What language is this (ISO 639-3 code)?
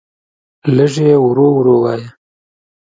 pus